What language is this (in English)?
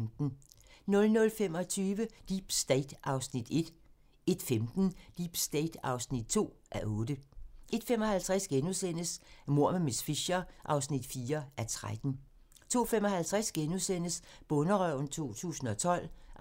Danish